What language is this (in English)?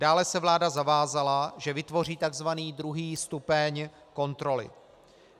Czech